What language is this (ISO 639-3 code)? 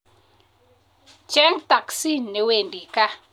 kln